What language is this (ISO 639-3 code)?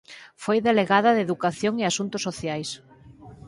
glg